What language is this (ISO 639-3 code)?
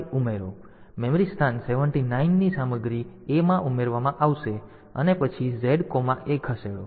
guj